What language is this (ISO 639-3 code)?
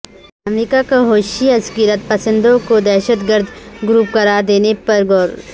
urd